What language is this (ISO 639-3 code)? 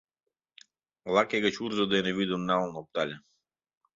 chm